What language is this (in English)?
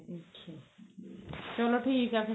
Punjabi